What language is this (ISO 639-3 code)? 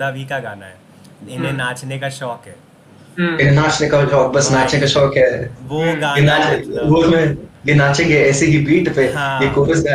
hin